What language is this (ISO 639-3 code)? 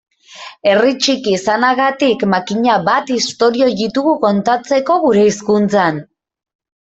eus